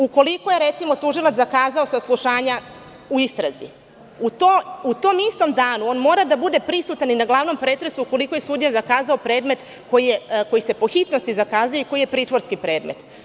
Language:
Serbian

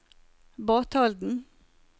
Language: Norwegian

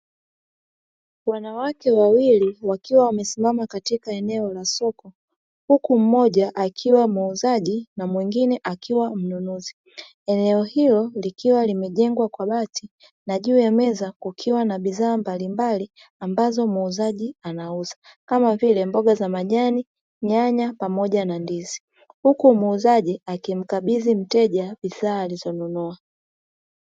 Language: Swahili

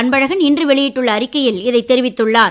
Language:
Tamil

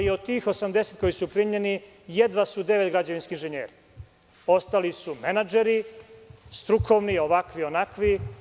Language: Serbian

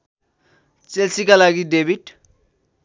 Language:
Nepali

